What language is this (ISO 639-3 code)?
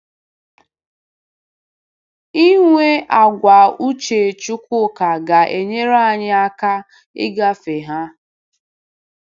ibo